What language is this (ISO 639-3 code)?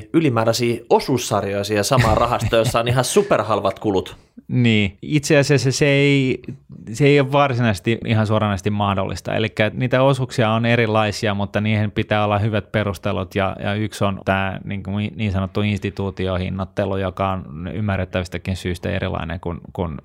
fin